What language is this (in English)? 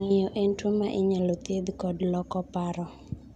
Luo (Kenya and Tanzania)